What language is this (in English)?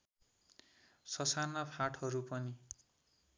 Nepali